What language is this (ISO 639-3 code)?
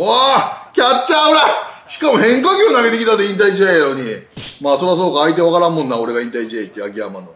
jpn